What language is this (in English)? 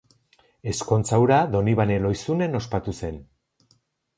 Basque